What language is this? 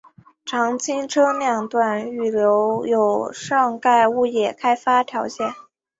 Chinese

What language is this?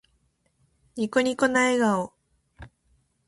Japanese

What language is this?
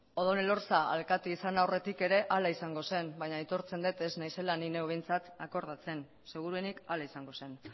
Basque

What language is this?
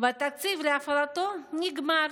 Hebrew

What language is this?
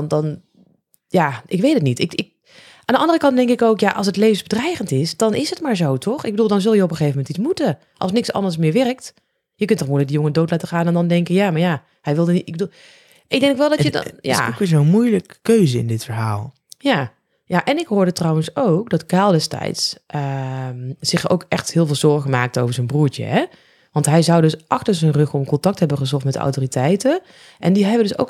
Dutch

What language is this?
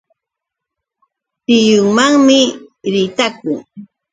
Yauyos Quechua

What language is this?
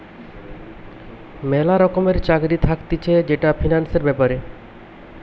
Bangla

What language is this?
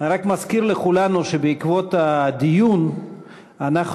Hebrew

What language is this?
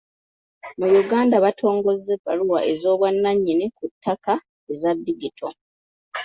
Ganda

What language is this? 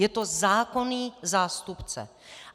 Czech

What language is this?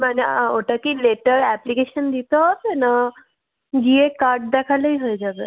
Bangla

